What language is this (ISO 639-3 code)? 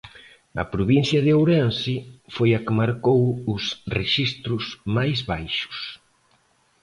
glg